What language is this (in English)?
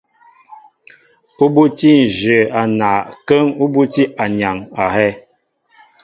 Mbo (Cameroon)